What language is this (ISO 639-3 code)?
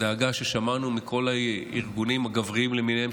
heb